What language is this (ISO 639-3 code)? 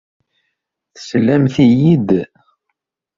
kab